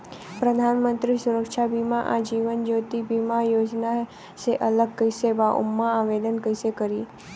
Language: Bhojpuri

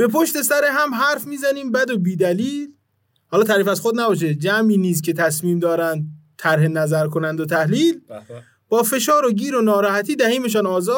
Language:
Persian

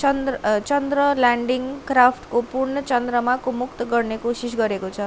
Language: Nepali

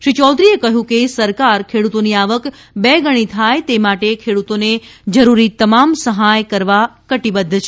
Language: Gujarati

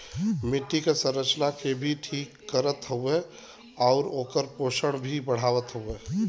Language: Bhojpuri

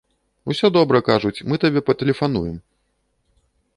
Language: Belarusian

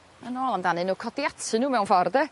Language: Welsh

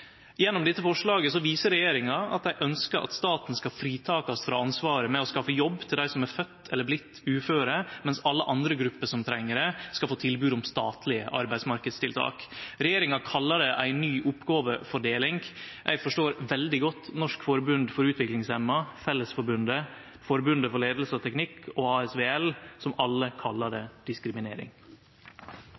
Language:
Norwegian Nynorsk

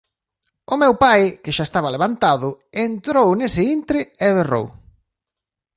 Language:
Galician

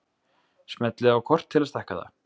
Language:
Icelandic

